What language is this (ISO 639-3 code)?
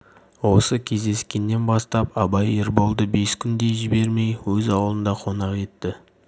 kaz